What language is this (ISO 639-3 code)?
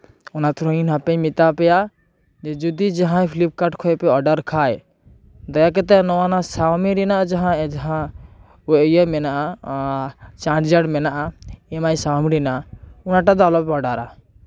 sat